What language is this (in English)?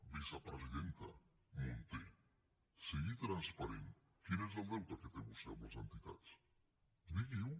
Catalan